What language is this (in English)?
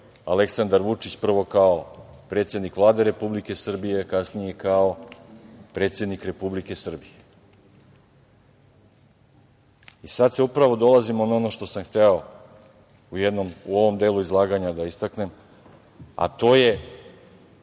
Serbian